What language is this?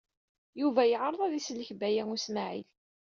Kabyle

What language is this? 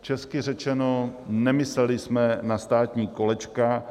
Czech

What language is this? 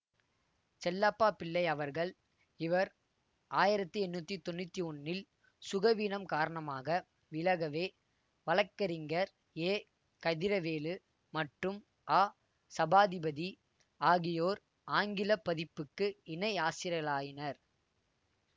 Tamil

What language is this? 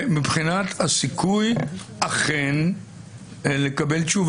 Hebrew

